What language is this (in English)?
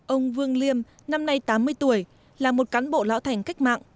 Vietnamese